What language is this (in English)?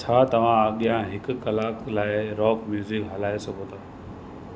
Sindhi